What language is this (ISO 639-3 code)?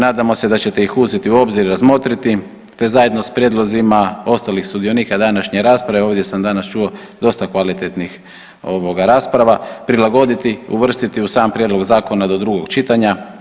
hrv